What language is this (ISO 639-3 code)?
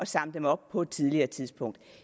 dan